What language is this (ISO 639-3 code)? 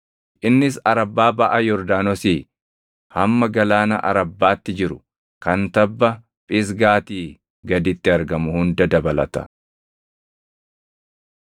orm